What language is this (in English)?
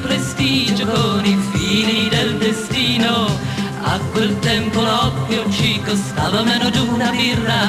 Italian